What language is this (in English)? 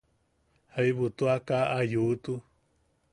Yaqui